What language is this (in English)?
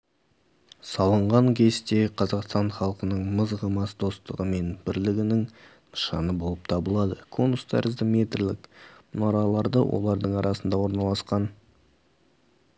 Kazakh